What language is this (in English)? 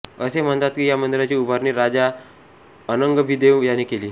Marathi